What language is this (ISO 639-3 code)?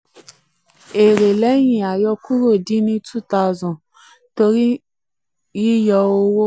yor